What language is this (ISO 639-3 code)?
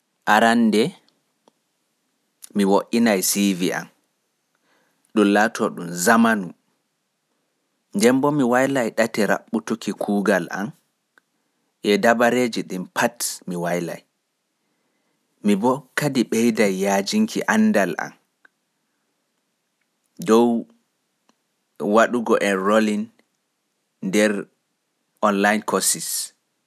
fuf